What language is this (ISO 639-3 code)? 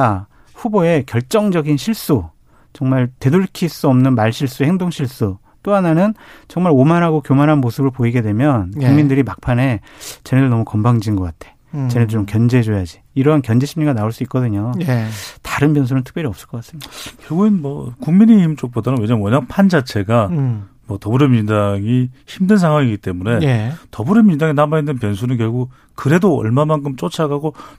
kor